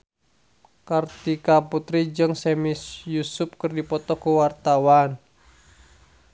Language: Sundanese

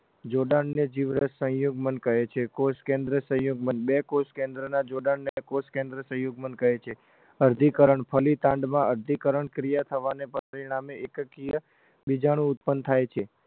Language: Gujarati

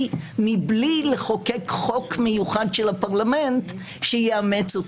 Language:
Hebrew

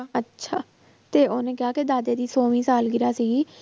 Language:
Punjabi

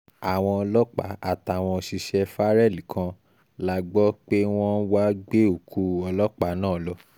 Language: Yoruba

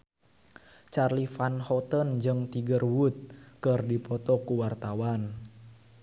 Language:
Sundanese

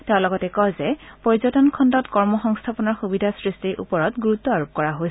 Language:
Assamese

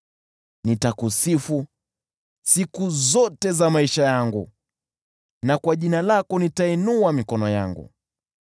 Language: Swahili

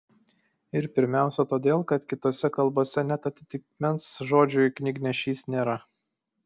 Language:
Lithuanian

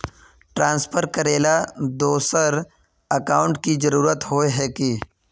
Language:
Magahi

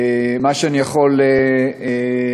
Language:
Hebrew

